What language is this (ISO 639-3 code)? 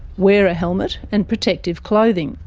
eng